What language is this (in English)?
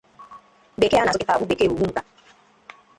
Igbo